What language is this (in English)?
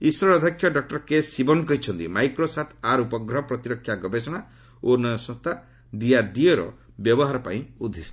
Odia